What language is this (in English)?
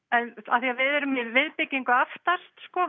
Icelandic